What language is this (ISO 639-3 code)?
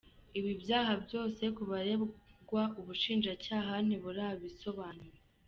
kin